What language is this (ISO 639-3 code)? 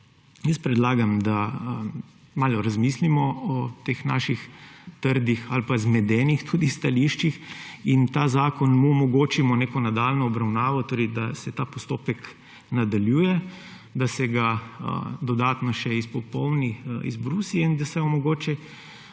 slv